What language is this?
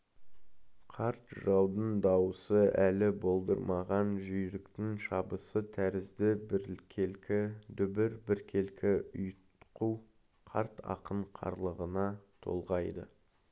Kazakh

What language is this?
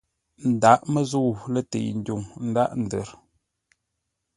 Ngombale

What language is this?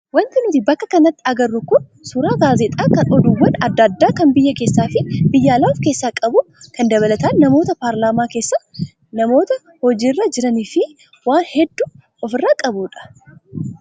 Oromo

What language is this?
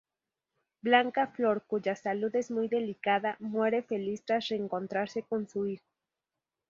Spanish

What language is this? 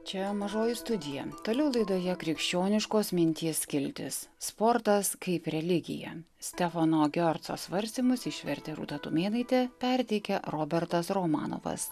Lithuanian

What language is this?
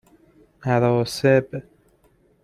Persian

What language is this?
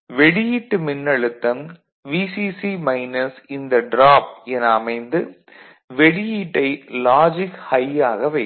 Tamil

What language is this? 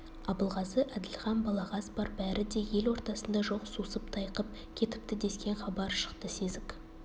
Kazakh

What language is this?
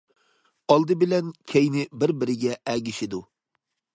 Uyghur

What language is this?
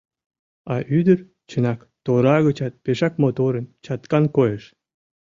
Mari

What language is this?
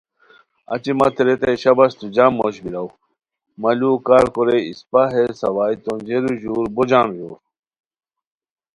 Khowar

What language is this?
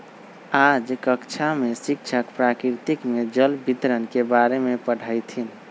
Magahi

